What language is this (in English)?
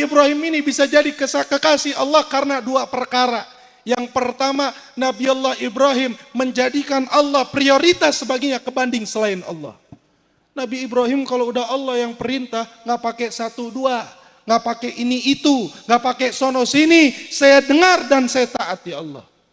Indonesian